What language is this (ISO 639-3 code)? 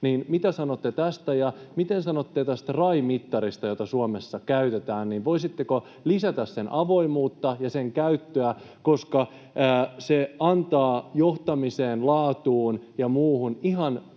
fin